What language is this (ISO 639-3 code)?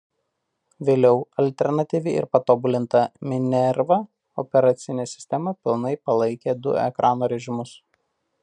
lit